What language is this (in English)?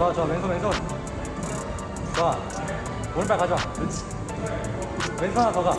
Korean